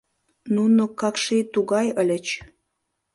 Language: Mari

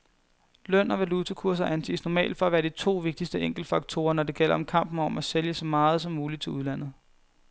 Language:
Danish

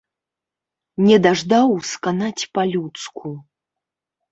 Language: Belarusian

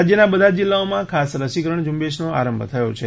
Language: Gujarati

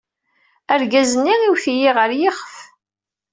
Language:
Kabyle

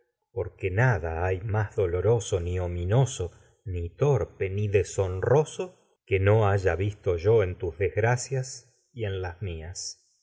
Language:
Spanish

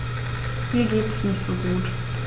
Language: German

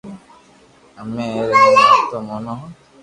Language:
Loarki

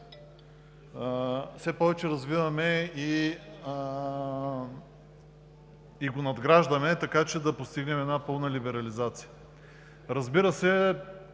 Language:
Bulgarian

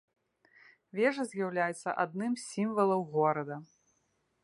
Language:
Belarusian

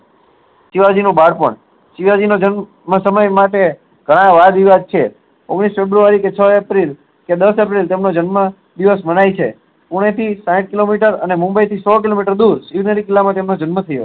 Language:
Gujarati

